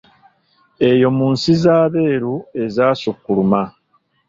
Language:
Ganda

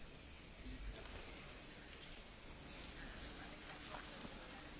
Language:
French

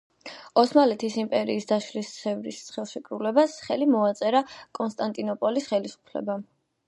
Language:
Georgian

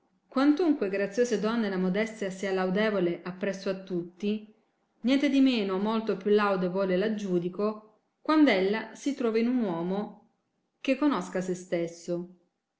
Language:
Italian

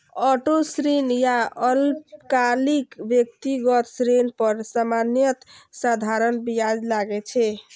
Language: Maithili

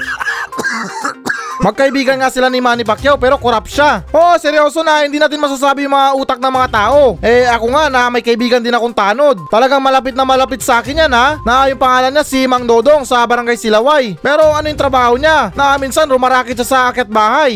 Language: Filipino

